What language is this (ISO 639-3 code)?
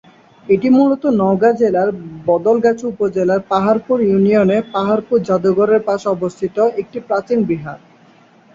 ben